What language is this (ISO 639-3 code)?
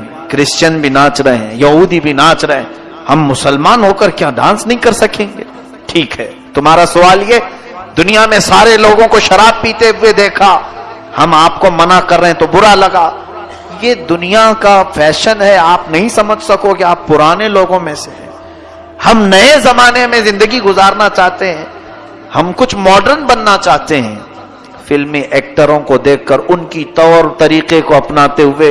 urd